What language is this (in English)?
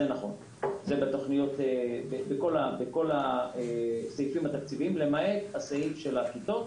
Hebrew